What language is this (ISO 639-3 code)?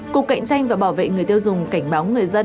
vie